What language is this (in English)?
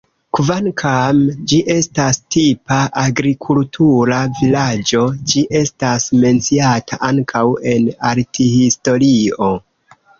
Esperanto